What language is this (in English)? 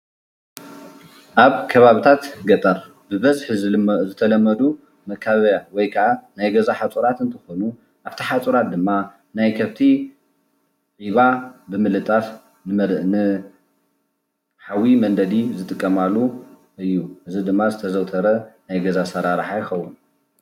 Tigrinya